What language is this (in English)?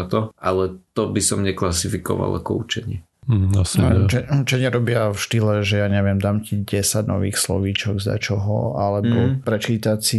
Slovak